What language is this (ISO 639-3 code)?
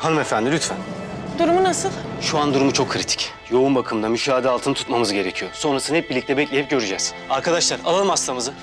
tur